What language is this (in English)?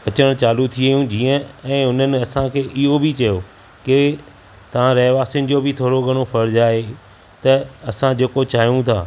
Sindhi